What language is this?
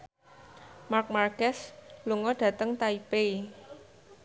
Javanese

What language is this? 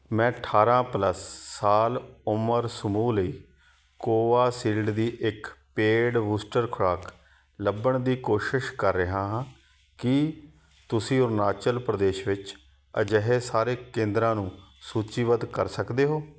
Punjabi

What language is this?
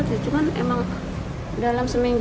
Indonesian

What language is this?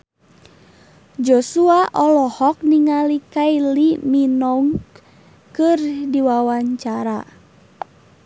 Sundanese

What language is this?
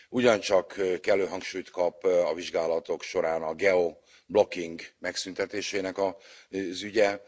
Hungarian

